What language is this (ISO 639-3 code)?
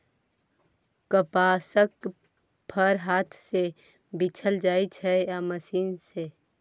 mai